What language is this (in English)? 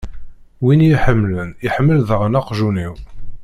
Kabyle